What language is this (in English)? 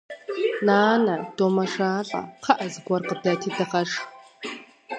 Kabardian